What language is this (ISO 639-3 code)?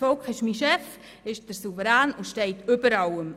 gsw